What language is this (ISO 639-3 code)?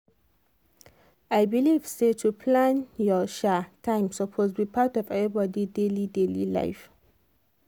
pcm